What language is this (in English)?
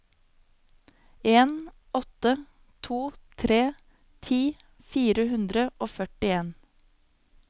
Norwegian